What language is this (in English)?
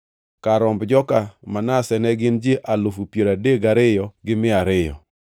Luo (Kenya and Tanzania)